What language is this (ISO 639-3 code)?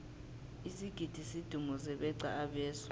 nbl